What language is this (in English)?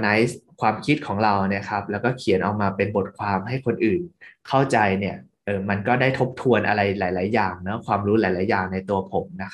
Thai